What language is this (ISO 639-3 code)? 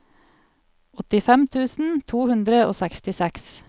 nor